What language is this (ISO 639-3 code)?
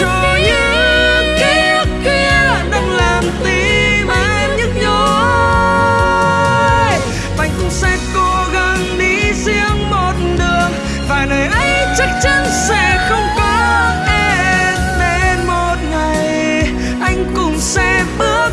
vie